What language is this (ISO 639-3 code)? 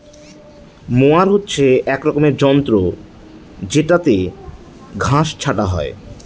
ben